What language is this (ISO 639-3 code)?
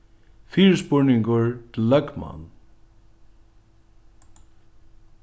fao